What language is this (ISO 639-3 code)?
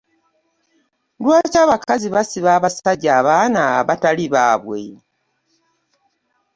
lug